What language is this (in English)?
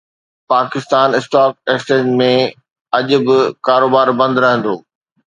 Sindhi